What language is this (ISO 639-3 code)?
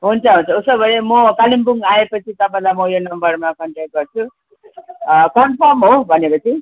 nep